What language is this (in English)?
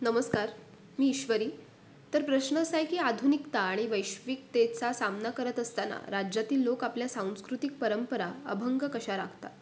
Marathi